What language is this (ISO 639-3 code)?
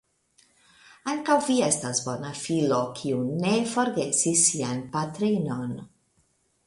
epo